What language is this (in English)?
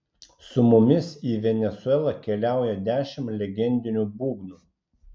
Lithuanian